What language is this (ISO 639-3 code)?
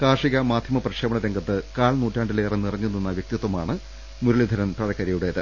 mal